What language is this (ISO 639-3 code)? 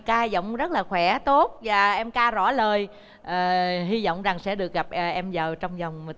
vie